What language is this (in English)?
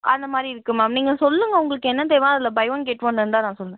Tamil